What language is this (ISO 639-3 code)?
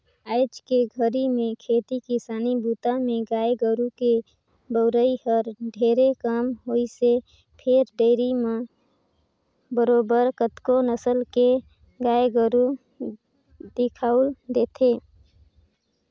hne